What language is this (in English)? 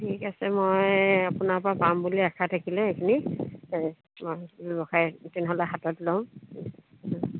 Assamese